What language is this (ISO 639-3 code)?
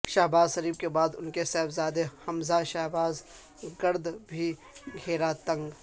urd